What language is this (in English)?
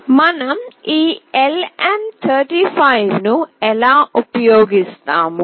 Telugu